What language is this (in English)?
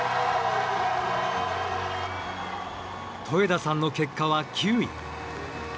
Japanese